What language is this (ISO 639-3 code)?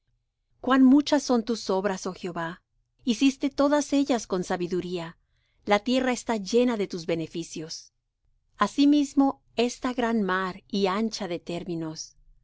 spa